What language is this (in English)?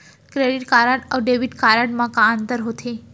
Chhattisgarhi